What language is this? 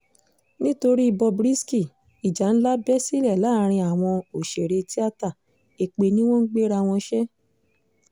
Yoruba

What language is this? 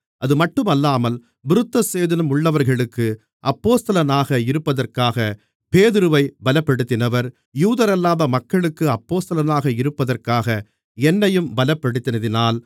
Tamil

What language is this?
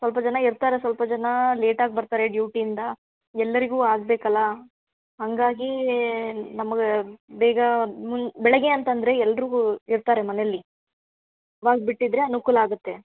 Kannada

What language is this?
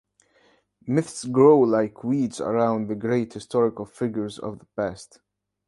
English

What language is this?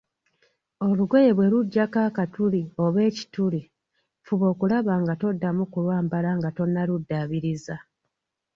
Ganda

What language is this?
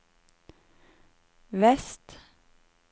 Norwegian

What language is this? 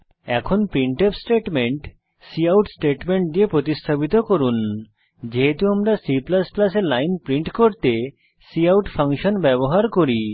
Bangla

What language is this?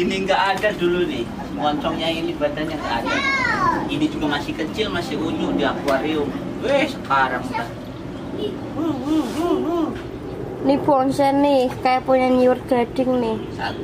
Indonesian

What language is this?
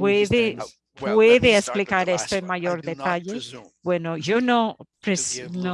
Spanish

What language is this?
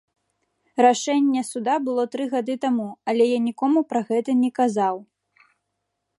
Belarusian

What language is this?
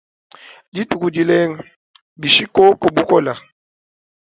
Luba-Lulua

